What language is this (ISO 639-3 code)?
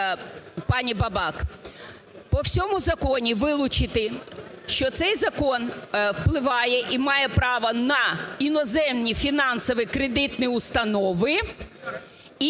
ukr